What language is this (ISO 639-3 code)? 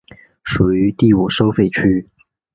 zho